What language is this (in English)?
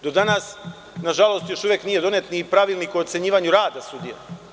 Serbian